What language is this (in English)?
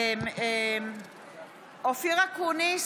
Hebrew